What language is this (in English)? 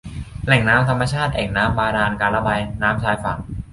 Thai